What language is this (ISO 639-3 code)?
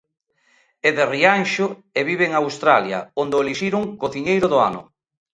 glg